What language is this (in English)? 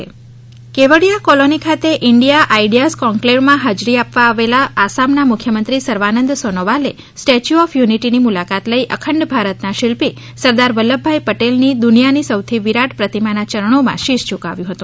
Gujarati